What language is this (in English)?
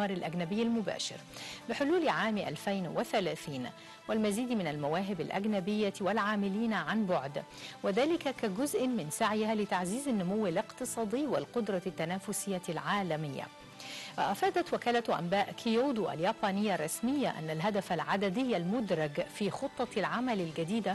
Arabic